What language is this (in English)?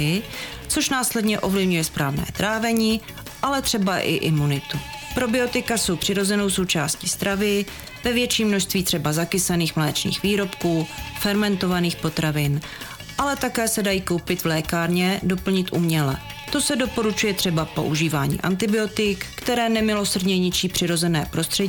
Czech